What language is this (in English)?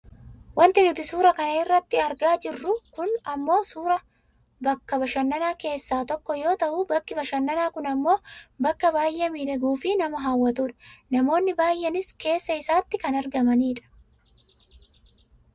Oromo